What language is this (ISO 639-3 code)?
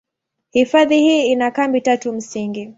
swa